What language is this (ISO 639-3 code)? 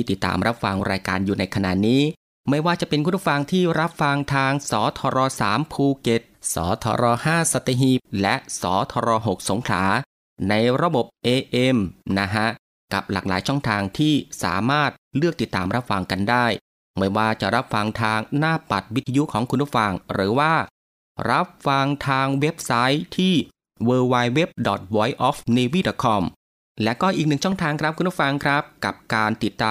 tha